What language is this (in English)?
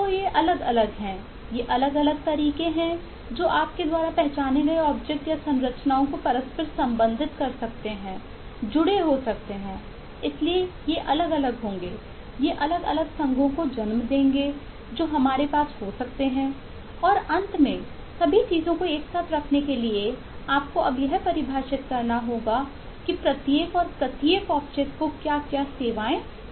Hindi